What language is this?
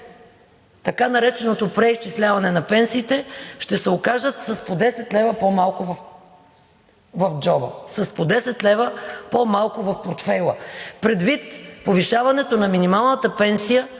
Bulgarian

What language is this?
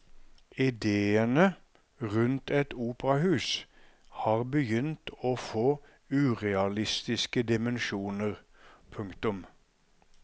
Norwegian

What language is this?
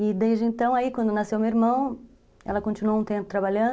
Portuguese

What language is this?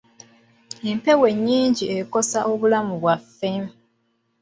Ganda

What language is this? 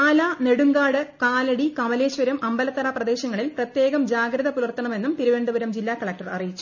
Malayalam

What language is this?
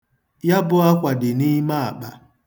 Igbo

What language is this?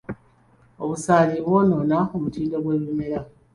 Ganda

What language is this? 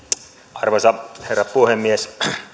Finnish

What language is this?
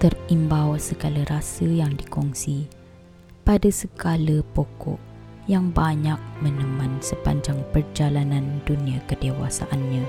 Malay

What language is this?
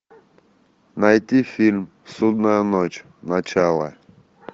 Russian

